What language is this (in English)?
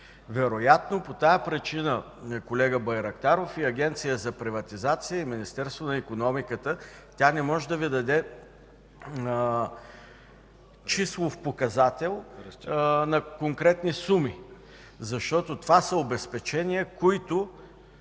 Bulgarian